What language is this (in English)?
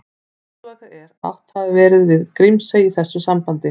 Icelandic